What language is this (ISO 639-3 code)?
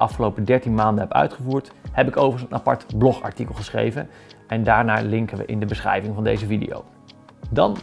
nld